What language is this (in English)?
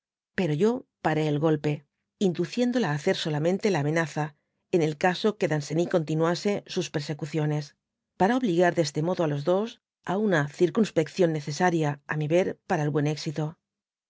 Spanish